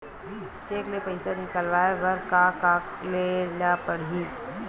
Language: Chhattisgarhi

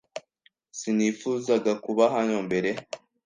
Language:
Kinyarwanda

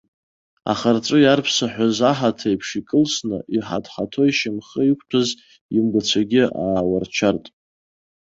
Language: Abkhazian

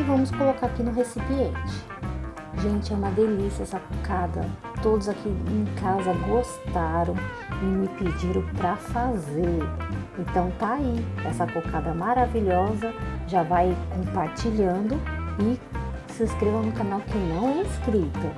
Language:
Portuguese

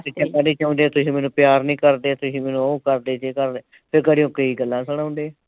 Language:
Punjabi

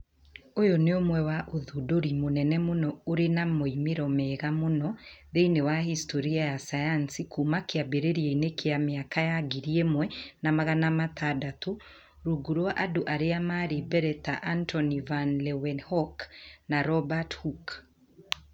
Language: Kikuyu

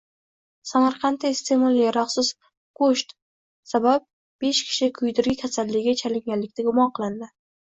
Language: Uzbek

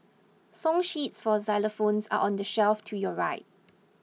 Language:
English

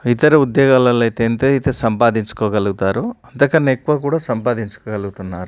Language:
Telugu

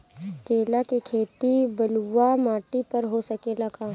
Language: Bhojpuri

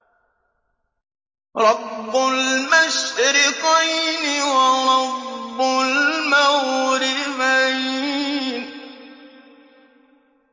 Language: Arabic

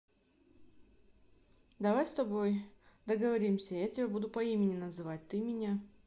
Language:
Russian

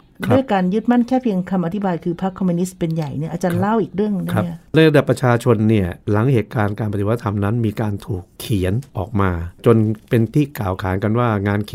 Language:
Thai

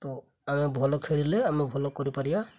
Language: Odia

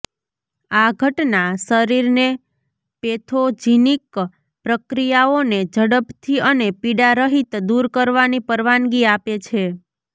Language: Gujarati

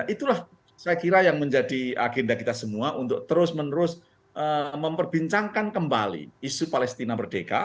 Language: Indonesian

